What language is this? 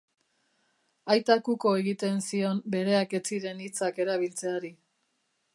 Basque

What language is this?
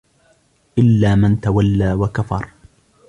Arabic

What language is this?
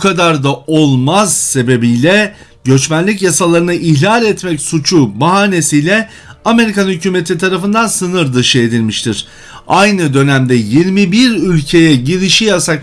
Turkish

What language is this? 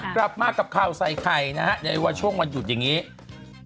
Thai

